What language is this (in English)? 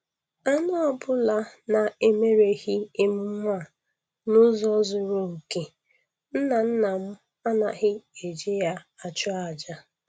Igbo